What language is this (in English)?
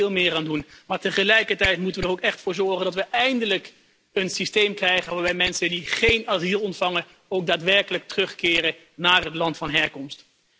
Dutch